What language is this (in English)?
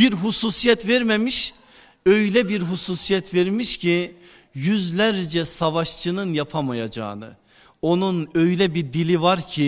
Turkish